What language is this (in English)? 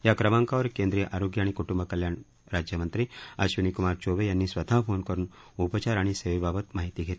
Marathi